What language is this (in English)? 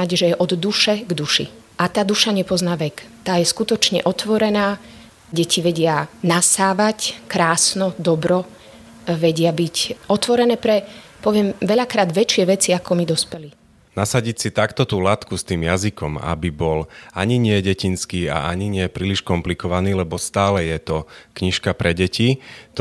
Slovak